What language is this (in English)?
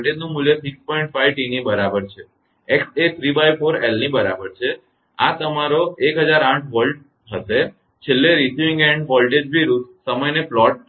Gujarati